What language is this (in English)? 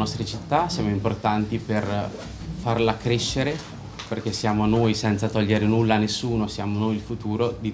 Italian